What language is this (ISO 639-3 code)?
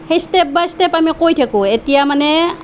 asm